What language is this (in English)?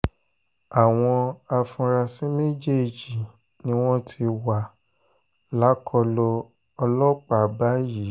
Yoruba